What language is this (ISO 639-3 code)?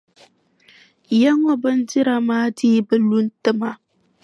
dag